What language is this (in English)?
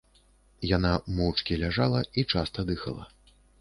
Belarusian